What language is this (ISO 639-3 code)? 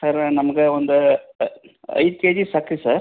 kan